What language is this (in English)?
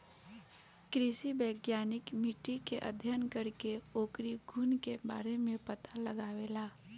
Bhojpuri